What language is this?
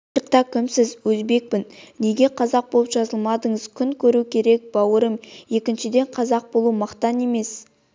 Kazakh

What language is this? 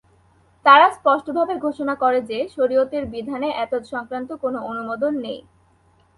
Bangla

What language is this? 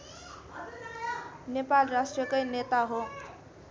Nepali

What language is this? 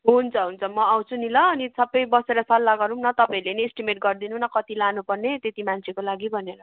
Nepali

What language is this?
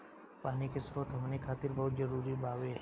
Bhojpuri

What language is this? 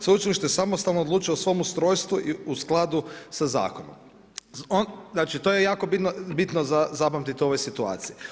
Croatian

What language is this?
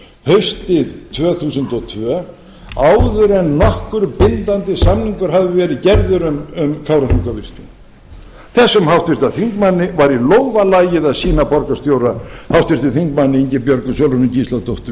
Icelandic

